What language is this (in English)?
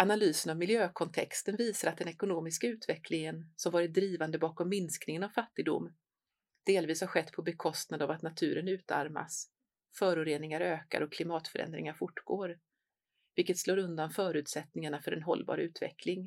Swedish